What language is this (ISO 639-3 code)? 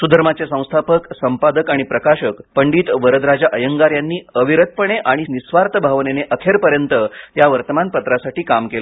mar